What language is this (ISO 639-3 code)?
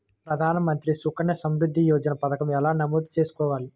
tel